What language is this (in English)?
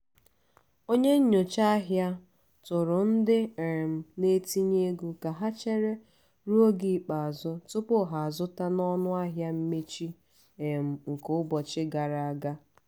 Igbo